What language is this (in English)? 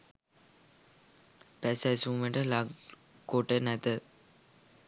Sinhala